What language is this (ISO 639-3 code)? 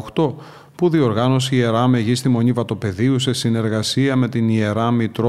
ell